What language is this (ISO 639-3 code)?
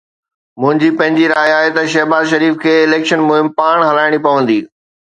snd